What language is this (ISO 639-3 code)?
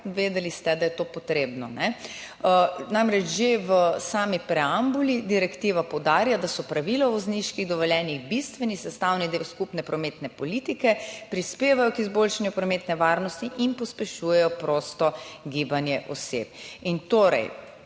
slv